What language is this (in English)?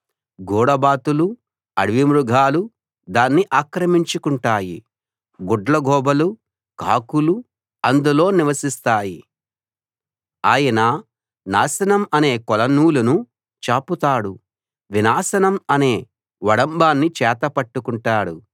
Telugu